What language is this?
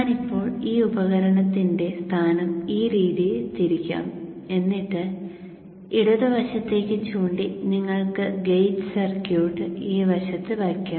Malayalam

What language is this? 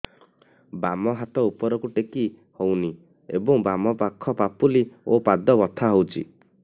Odia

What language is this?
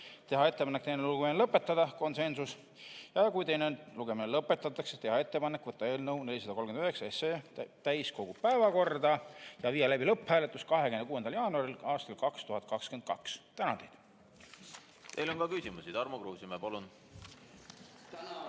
Estonian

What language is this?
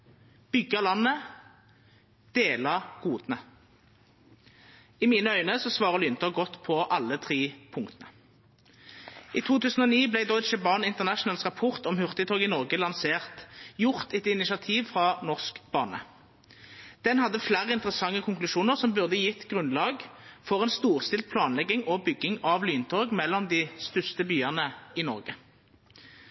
Norwegian Nynorsk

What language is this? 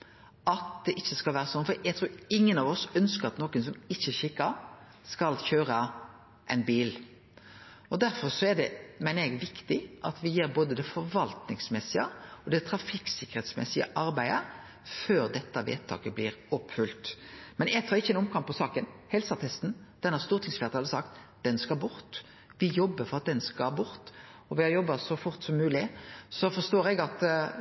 Norwegian Nynorsk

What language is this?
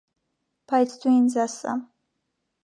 Armenian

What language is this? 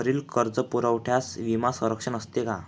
Marathi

